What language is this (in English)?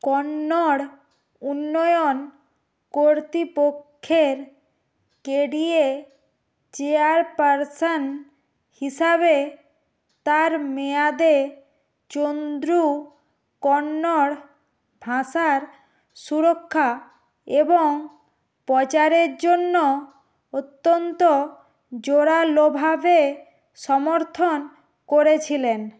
Bangla